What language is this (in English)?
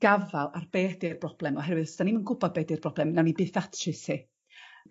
Welsh